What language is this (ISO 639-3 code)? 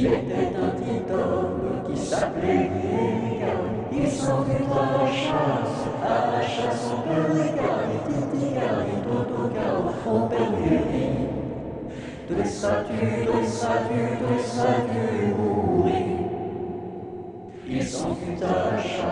ell